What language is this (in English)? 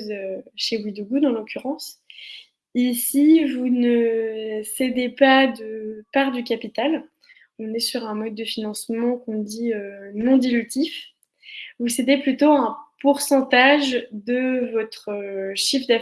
French